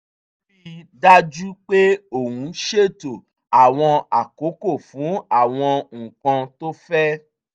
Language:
Yoruba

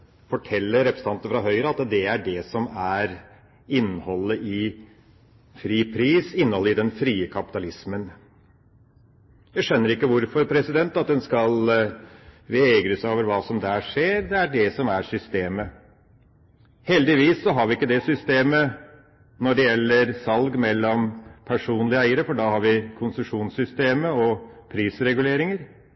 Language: Norwegian Bokmål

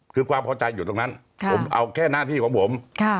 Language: Thai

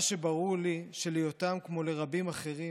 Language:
Hebrew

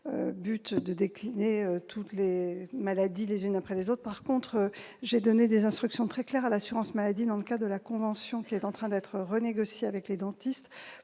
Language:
French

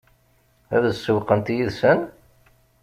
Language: Kabyle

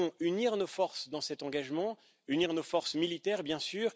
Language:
French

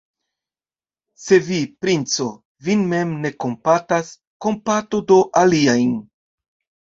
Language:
Esperanto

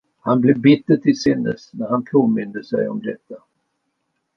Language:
Swedish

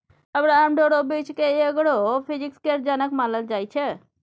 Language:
Maithili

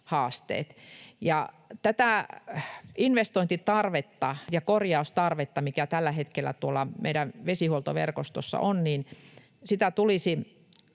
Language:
Finnish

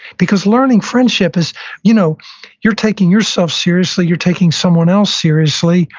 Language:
English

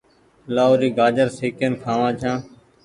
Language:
Goaria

